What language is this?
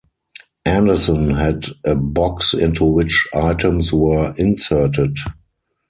English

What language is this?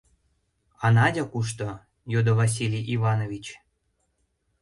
Mari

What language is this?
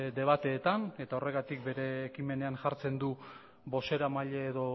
Basque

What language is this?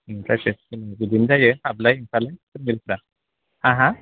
Bodo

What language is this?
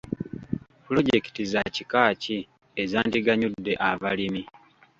Ganda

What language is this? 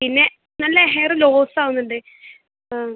Malayalam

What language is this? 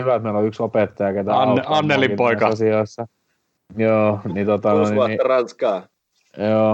Finnish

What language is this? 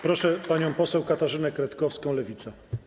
Polish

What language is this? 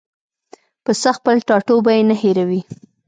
Pashto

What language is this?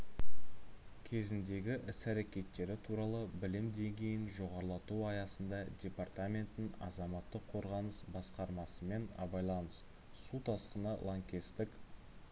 Kazakh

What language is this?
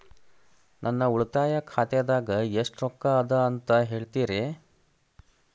Kannada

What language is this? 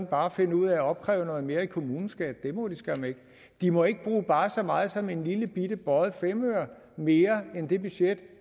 Danish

